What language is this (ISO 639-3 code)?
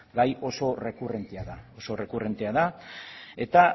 eus